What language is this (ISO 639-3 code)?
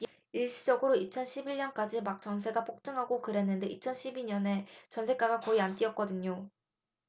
kor